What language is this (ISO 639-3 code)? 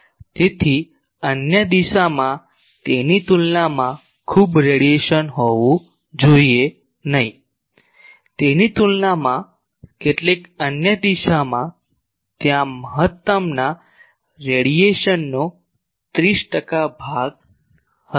guj